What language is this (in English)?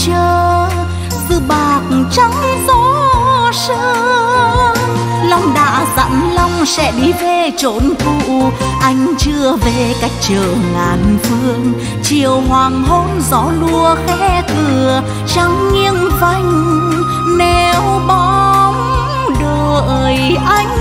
Vietnamese